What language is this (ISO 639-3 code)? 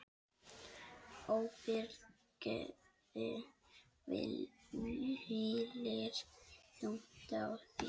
isl